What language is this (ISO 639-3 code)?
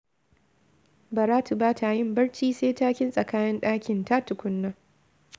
hau